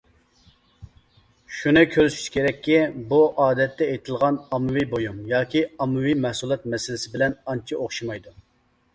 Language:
Uyghur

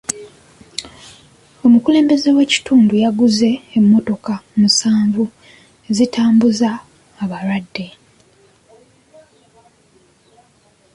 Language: Ganda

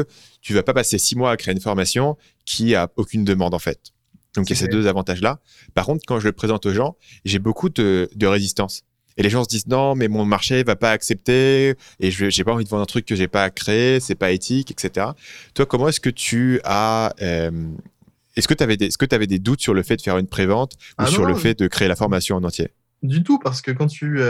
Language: French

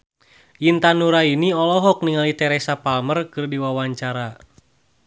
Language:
Sundanese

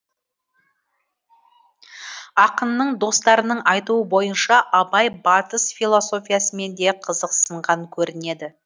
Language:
Kazakh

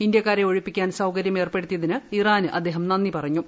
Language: Malayalam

